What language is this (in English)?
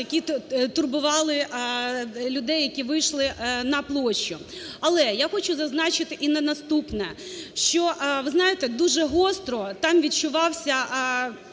Ukrainian